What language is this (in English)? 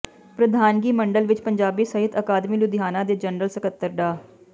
Punjabi